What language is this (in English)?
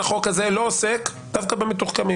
Hebrew